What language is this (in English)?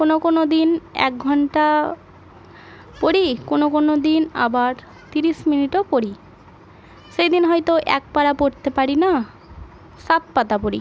Bangla